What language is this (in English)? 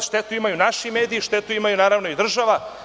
Serbian